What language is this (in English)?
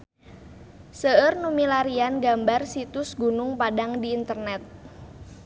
Sundanese